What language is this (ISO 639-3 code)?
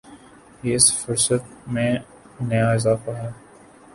urd